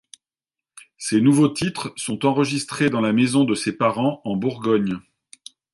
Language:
French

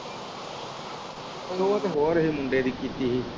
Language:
Punjabi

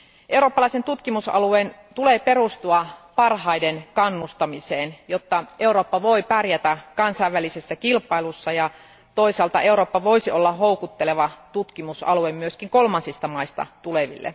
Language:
Finnish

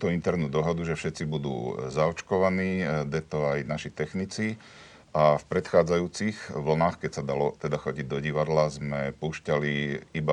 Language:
Slovak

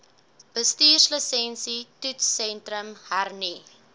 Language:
Afrikaans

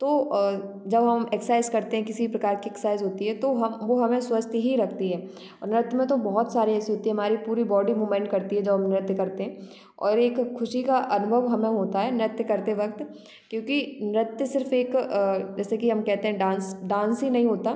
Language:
Hindi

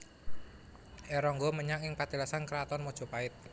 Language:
Javanese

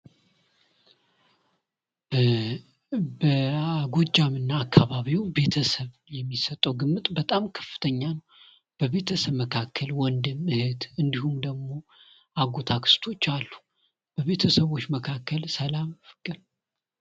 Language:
Amharic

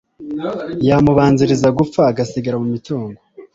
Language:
Kinyarwanda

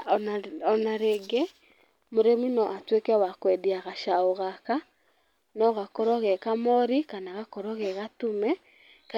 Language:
Kikuyu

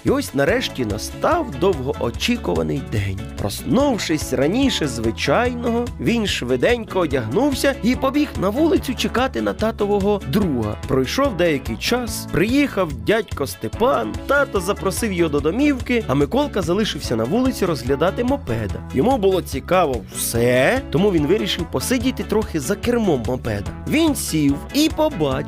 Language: Ukrainian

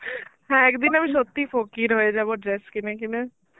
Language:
Bangla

